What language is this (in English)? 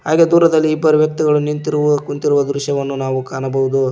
Kannada